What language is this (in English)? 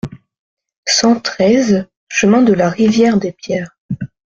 French